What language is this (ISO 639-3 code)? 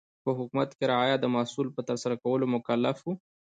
pus